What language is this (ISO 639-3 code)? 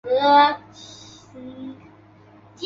zho